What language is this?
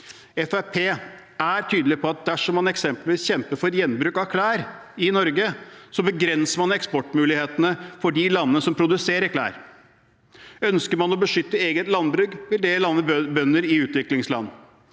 Norwegian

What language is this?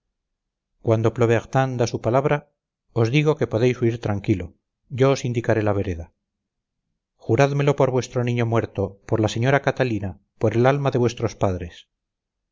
Spanish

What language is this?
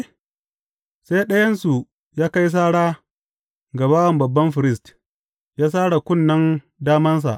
Hausa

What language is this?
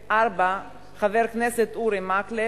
Hebrew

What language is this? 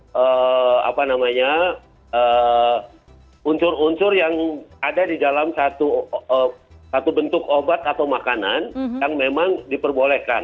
Indonesian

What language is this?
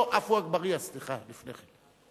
Hebrew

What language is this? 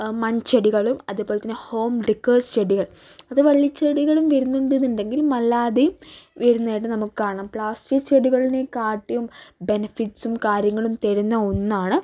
Malayalam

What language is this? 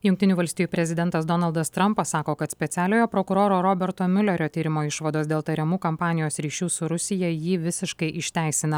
Lithuanian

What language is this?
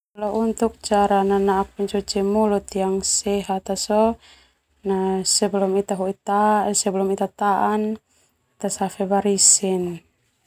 Termanu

